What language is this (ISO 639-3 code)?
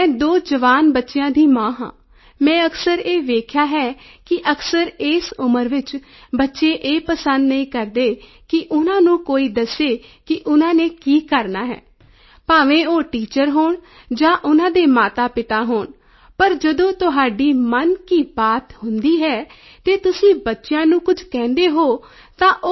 pan